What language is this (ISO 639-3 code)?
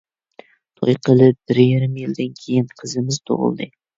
uig